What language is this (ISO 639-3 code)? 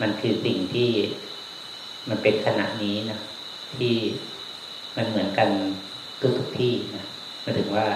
tha